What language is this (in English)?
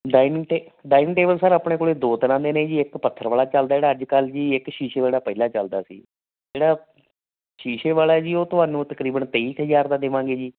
Punjabi